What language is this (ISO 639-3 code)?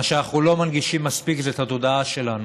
heb